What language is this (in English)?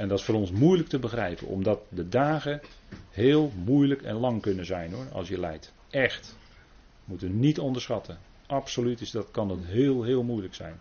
Dutch